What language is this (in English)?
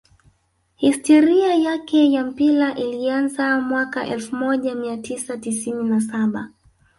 Swahili